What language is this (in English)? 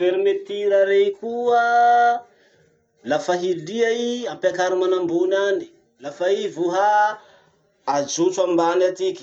Masikoro Malagasy